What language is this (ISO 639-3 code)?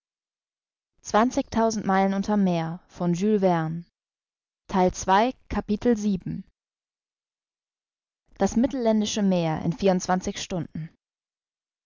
deu